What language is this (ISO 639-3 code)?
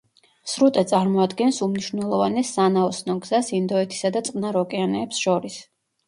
kat